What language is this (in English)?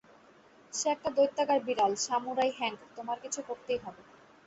Bangla